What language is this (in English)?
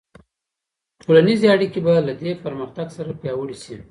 Pashto